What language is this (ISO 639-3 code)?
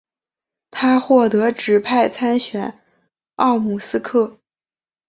zho